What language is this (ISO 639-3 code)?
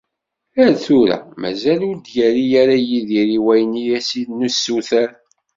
kab